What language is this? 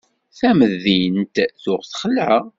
Kabyle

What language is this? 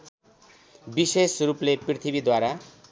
Nepali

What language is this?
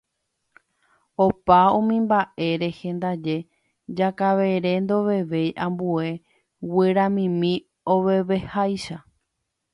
Guarani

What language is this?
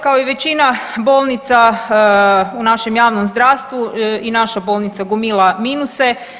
Croatian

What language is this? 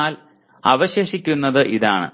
Malayalam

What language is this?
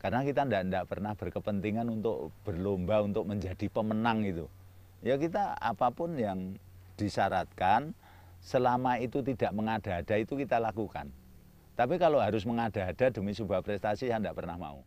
Indonesian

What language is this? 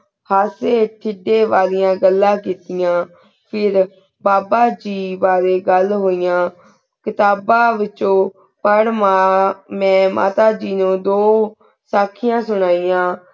Punjabi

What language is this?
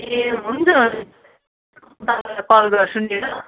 Nepali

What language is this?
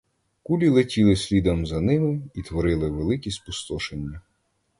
Ukrainian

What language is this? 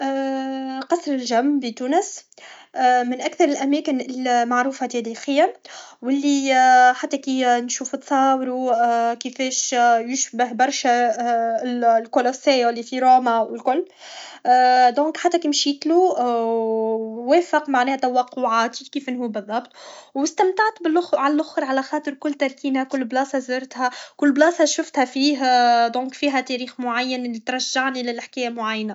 Tunisian Arabic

